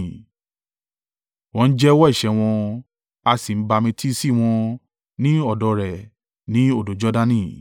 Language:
Yoruba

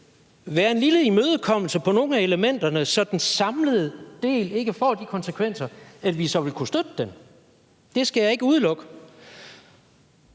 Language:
Danish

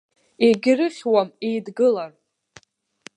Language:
Abkhazian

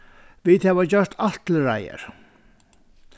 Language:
Faroese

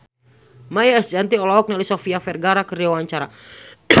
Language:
Sundanese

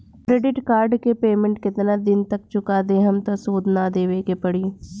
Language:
Bhojpuri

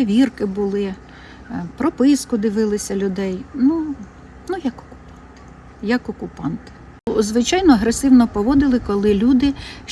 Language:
Ukrainian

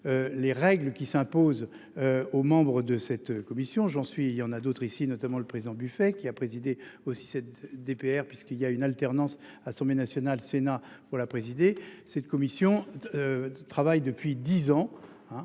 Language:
French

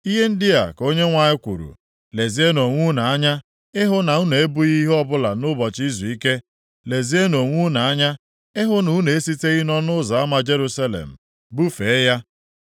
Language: Igbo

